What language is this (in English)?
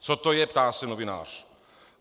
Czech